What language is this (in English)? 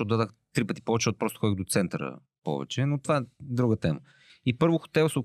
Bulgarian